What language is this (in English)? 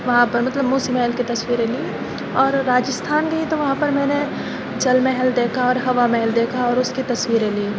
Urdu